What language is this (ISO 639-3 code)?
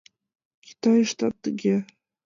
chm